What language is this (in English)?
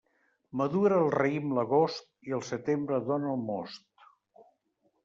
Catalan